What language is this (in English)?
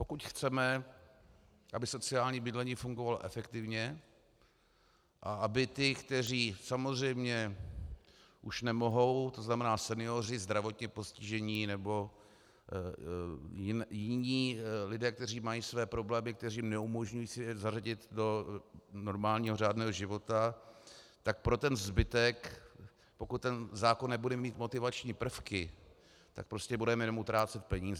Czech